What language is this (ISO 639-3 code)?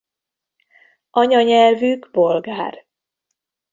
hun